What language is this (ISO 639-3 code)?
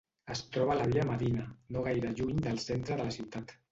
cat